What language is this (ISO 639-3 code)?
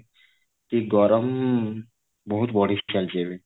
ori